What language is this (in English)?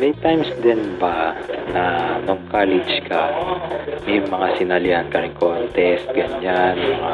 Filipino